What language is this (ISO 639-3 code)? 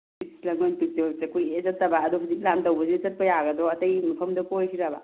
mni